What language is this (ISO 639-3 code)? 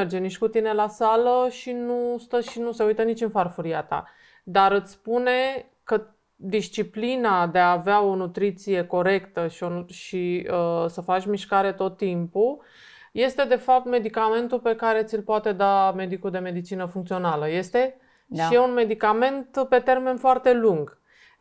ron